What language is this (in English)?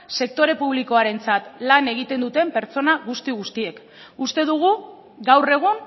Basque